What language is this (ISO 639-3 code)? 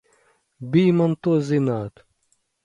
lav